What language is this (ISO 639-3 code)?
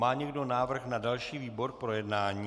ces